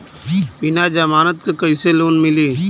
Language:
Bhojpuri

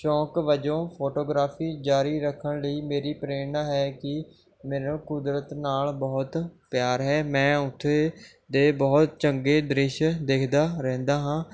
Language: Punjabi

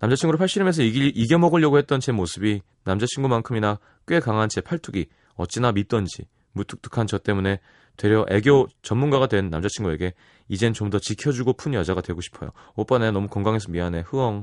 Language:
Korean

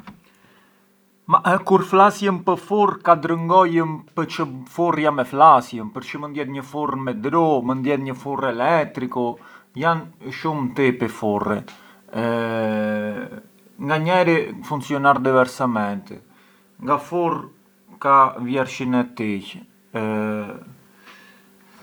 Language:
Arbëreshë Albanian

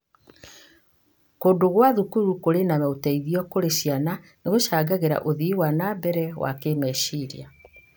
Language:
Kikuyu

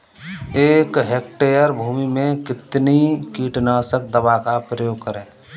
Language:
Hindi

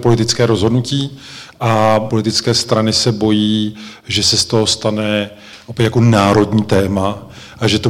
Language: Czech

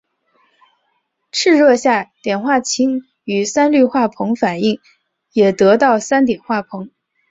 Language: Chinese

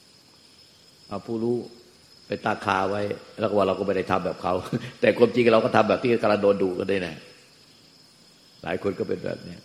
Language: Thai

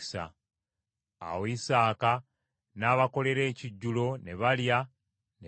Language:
Ganda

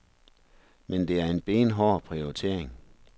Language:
Danish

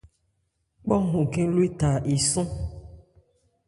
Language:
Ebrié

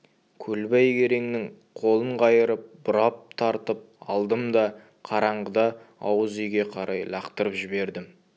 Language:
Kazakh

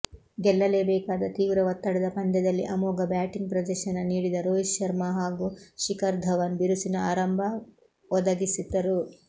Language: Kannada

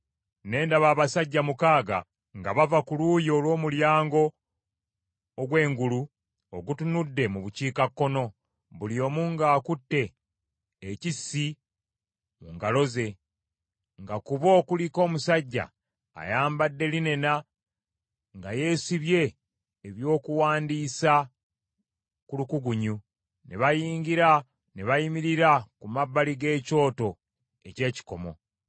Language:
Ganda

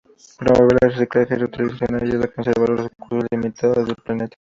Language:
Spanish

